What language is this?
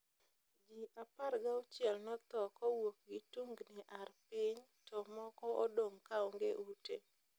Luo (Kenya and Tanzania)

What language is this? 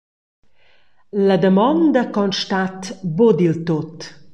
Romansh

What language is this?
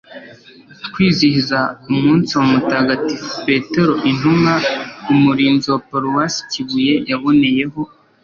Kinyarwanda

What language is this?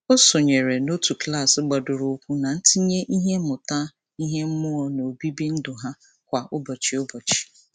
Igbo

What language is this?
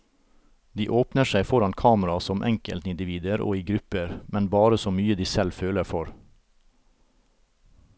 Norwegian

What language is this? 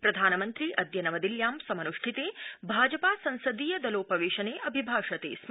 Sanskrit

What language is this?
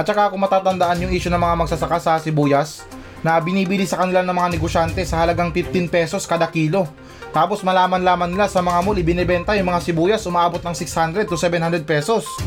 Filipino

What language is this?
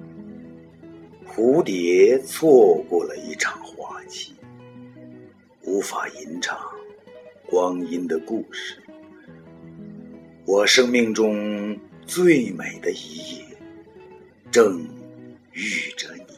Chinese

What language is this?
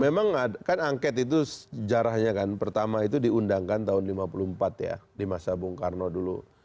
Indonesian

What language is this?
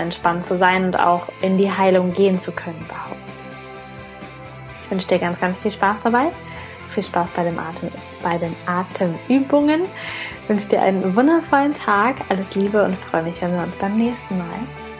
German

